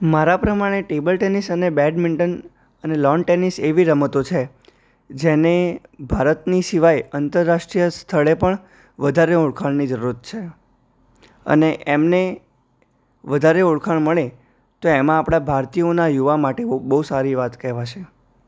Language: Gujarati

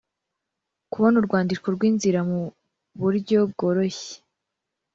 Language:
Kinyarwanda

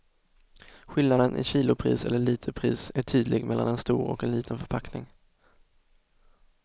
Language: Swedish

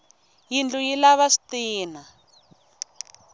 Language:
Tsonga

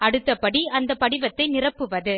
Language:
Tamil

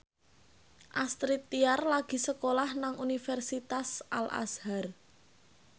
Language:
Javanese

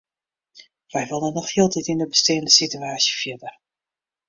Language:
Western Frisian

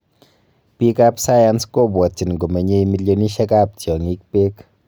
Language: Kalenjin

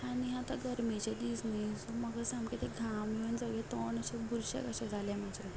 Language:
Konkani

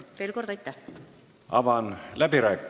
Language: Estonian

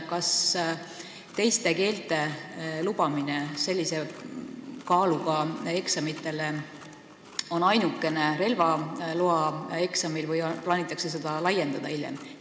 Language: Estonian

